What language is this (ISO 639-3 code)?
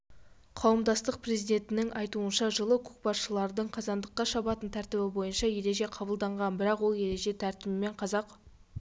kaz